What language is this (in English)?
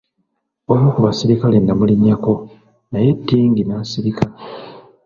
Ganda